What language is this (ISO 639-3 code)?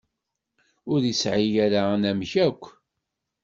kab